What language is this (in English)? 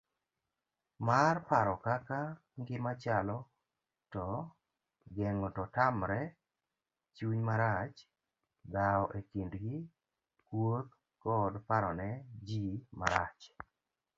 Luo (Kenya and Tanzania)